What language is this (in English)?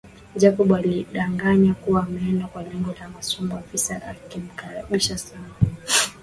Swahili